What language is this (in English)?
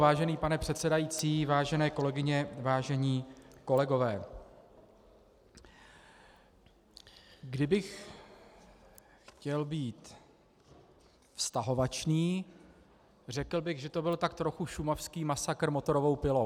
Czech